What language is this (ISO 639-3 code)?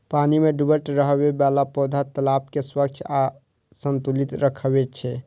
mai